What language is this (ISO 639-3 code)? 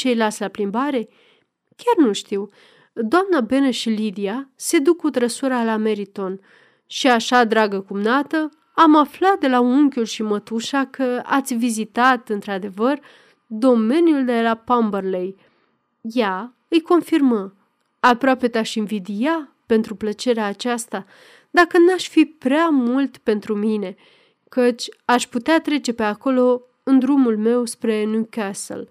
ron